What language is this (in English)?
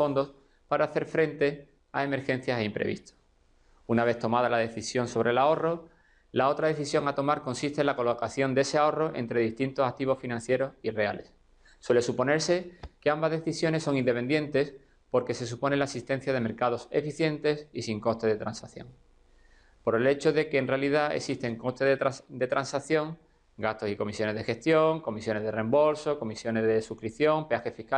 Spanish